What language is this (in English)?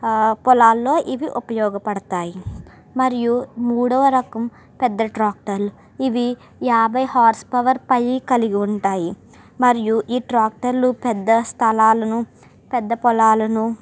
Telugu